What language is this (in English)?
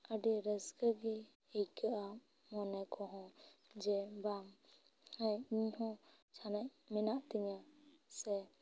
Santali